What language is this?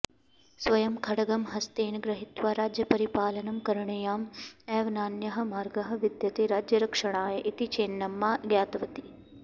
Sanskrit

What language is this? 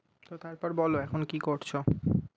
Bangla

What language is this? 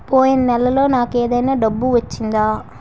Telugu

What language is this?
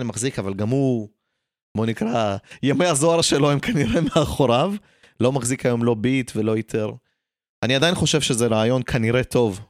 Hebrew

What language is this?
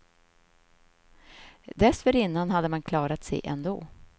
Swedish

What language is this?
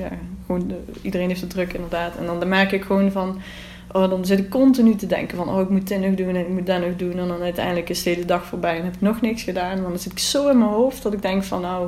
Dutch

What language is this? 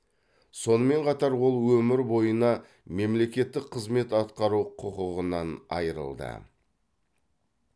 Kazakh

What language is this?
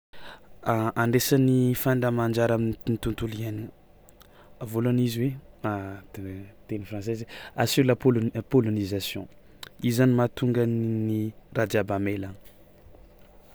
Tsimihety Malagasy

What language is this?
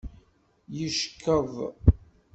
Kabyle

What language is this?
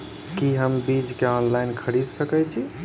Maithili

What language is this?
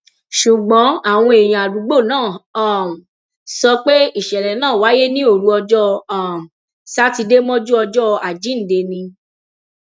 Yoruba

